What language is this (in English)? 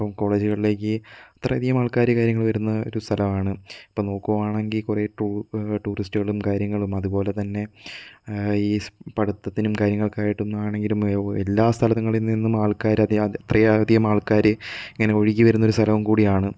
Malayalam